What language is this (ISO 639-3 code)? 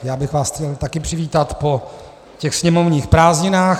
ces